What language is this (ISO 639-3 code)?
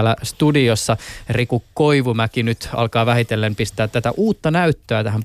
fin